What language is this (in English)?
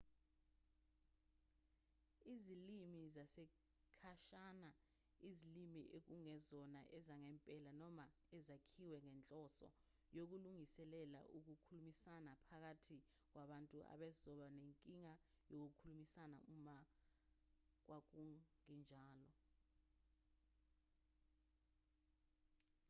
Zulu